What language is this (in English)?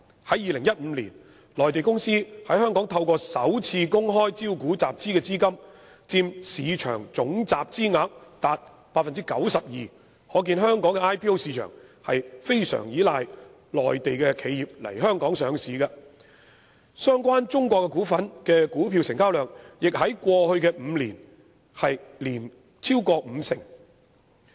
Cantonese